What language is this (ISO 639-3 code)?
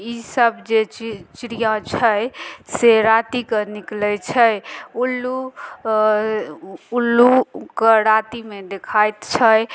mai